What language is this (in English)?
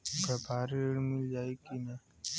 Bhojpuri